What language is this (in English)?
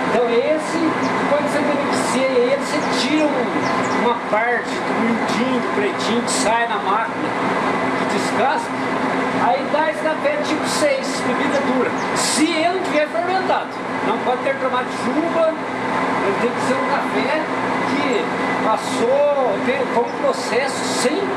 Portuguese